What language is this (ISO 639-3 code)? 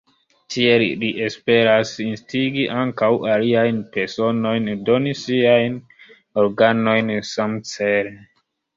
epo